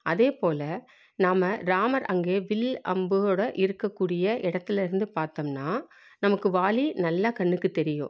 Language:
Tamil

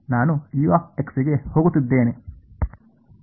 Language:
Kannada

